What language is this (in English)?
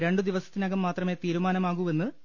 Malayalam